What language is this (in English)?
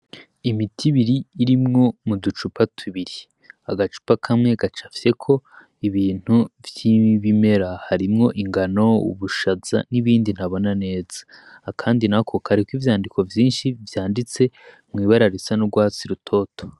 Rundi